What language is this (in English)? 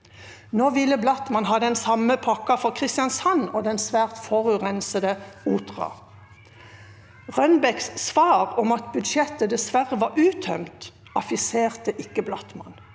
Norwegian